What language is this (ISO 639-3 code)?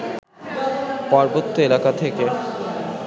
ben